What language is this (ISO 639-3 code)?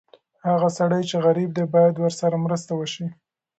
pus